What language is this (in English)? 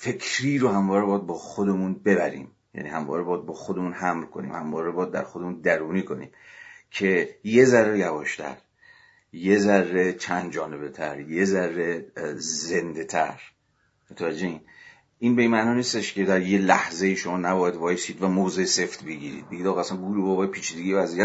Persian